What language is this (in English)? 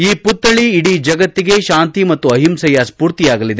Kannada